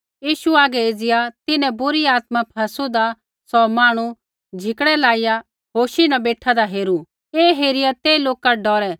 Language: Kullu Pahari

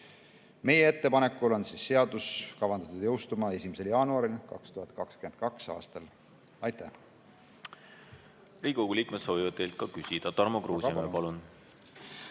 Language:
Estonian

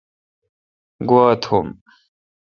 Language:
Kalkoti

